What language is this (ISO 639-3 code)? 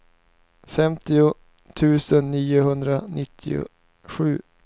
swe